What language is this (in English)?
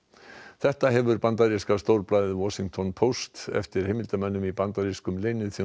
Icelandic